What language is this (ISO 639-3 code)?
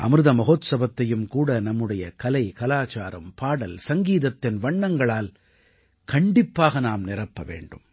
tam